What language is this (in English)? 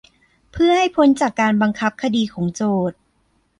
Thai